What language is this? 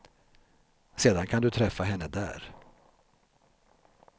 Swedish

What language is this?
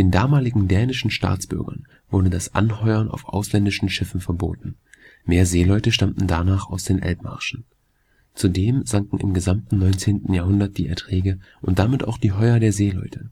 German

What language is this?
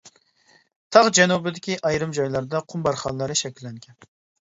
Uyghur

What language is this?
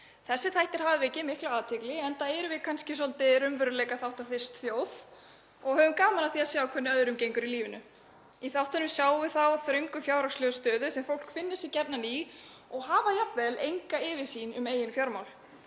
Icelandic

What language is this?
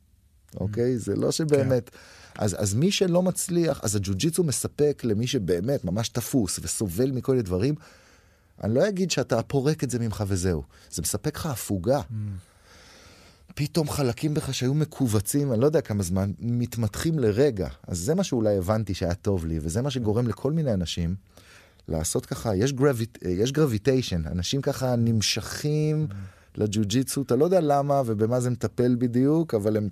Hebrew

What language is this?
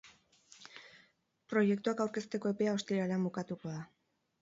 Basque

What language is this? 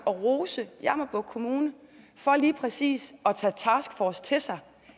Danish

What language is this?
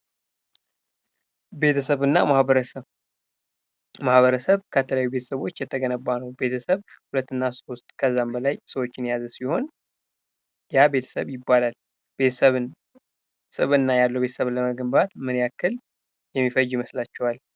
Amharic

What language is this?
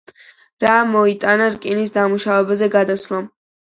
Georgian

